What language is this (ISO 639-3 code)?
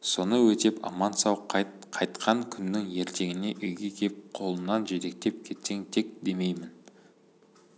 kaz